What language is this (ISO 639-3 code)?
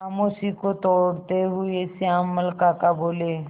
hin